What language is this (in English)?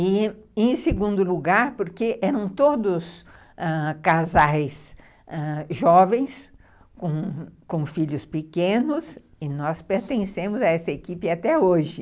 Portuguese